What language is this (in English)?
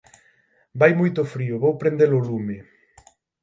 Galician